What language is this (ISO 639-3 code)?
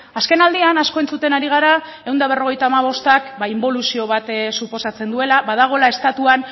eus